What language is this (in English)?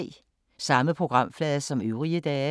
Danish